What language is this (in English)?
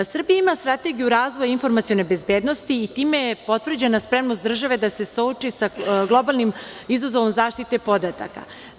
Serbian